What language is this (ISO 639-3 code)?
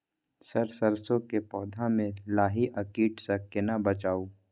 mai